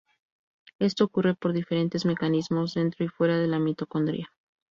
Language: Spanish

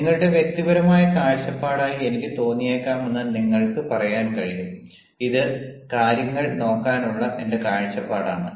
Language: Malayalam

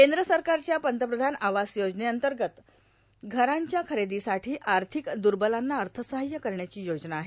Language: Marathi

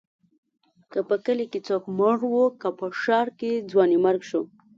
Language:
Pashto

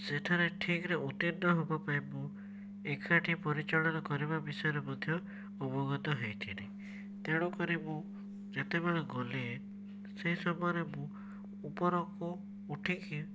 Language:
Odia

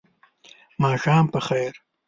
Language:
Pashto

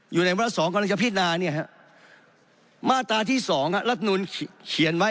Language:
Thai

